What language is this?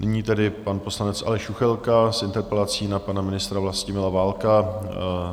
Czech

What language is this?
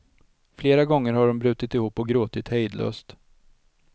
Swedish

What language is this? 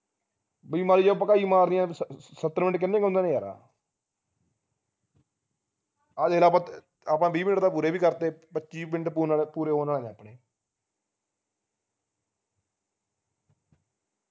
Punjabi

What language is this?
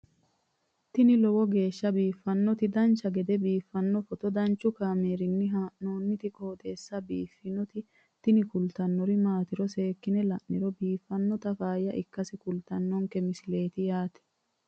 Sidamo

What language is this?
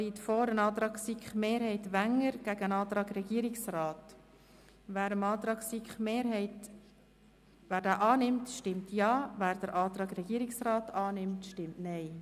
Swiss German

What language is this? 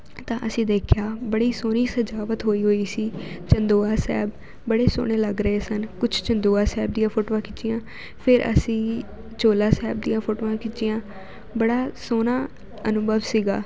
Punjabi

